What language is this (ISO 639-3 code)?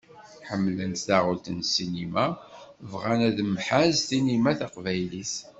kab